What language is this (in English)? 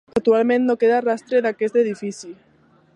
Catalan